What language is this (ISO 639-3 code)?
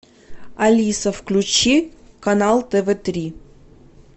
rus